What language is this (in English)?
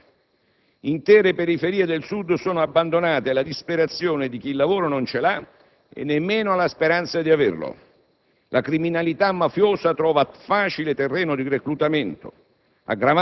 Italian